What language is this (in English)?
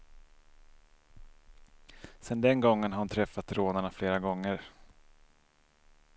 Swedish